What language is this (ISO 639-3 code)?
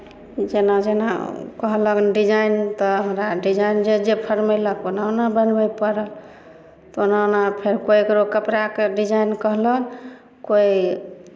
mai